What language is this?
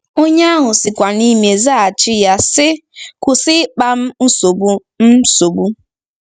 Igbo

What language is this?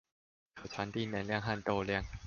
Chinese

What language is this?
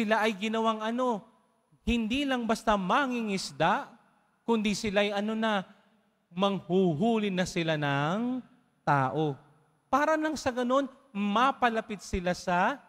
Filipino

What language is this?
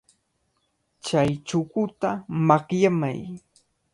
Cajatambo North Lima Quechua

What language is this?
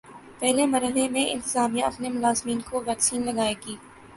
Urdu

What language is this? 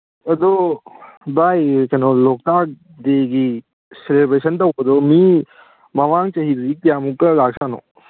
Manipuri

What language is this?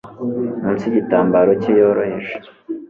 Kinyarwanda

